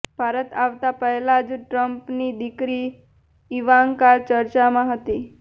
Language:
Gujarati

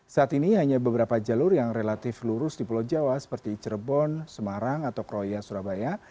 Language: Indonesian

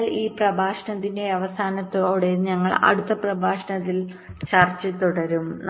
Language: Malayalam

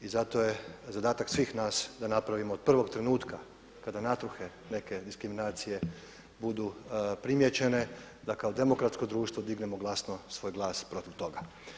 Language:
Croatian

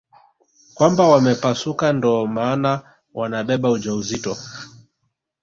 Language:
Swahili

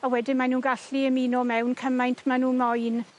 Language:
Welsh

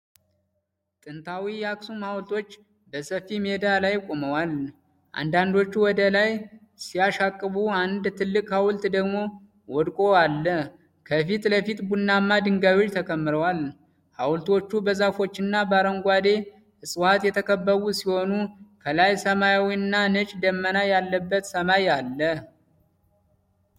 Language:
Amharic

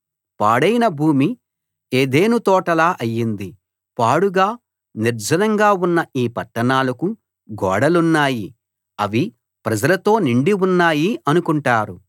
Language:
Telugu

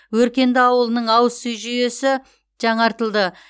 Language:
Kazakh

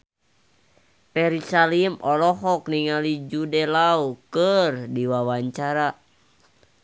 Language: Sundanese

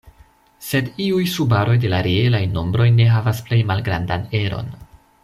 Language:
Esperanto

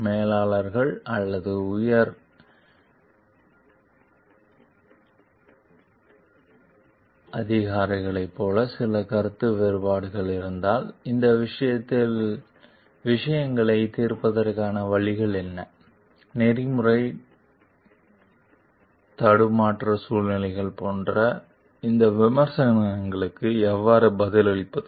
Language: Tamil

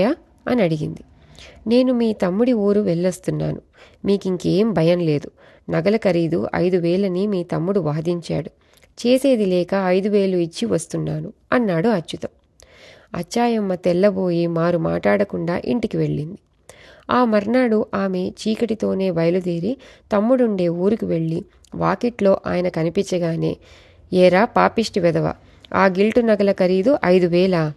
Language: Telugu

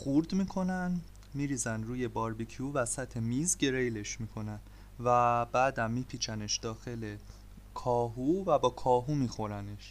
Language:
Persian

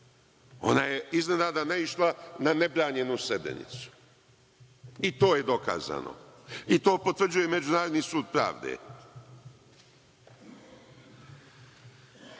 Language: Serbian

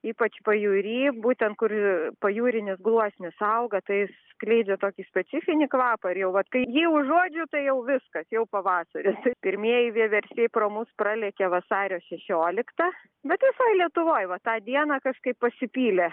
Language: Lithuanian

